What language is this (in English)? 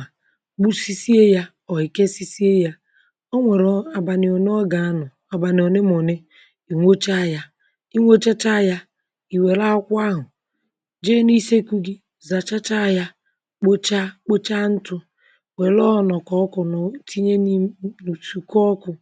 Igbo